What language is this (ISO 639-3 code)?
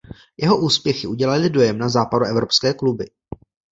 ces